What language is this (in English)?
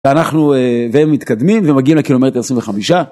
Hebrew